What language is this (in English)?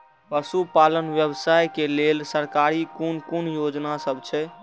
Maithili